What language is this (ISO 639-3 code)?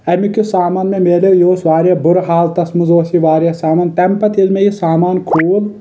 kas